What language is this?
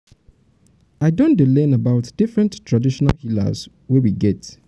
Nigerian Pidgin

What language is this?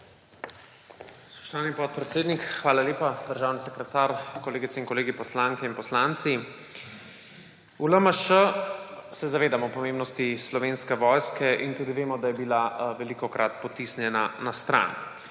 Slovenian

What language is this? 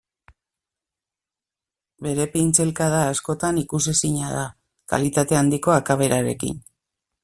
Basque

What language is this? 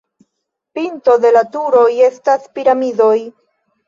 Esperanto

